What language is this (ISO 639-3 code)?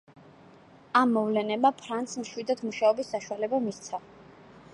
kat